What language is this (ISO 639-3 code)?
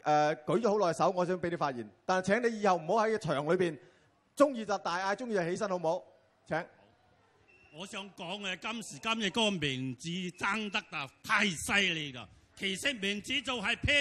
zho